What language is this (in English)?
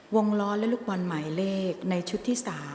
Thai